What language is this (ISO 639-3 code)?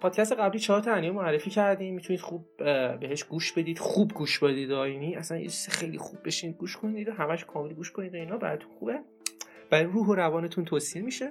fas